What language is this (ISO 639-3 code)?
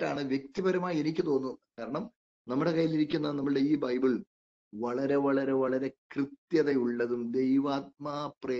mal